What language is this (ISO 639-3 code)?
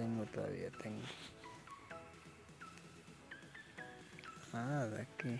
spa